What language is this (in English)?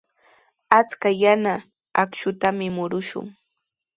Sihuas Ancash Quechua